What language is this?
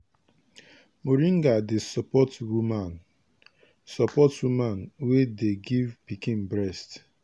Nigerian Pidgin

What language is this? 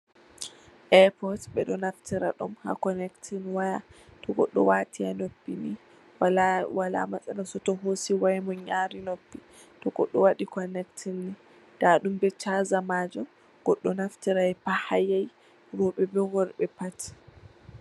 Fula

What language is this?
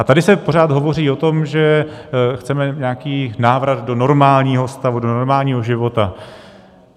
Czech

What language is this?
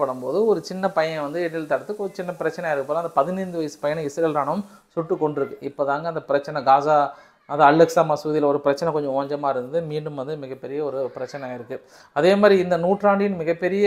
Arabic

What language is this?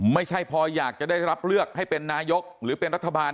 Thai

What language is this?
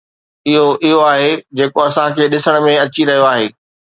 Sindhi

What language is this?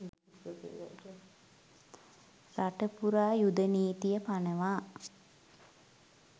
Sinhala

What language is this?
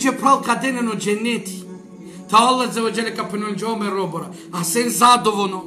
Romanian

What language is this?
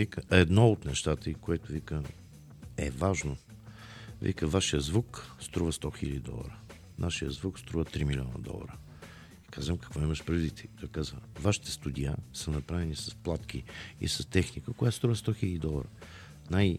Bulgarian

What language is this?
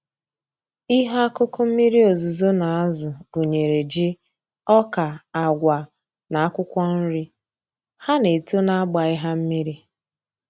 Igbo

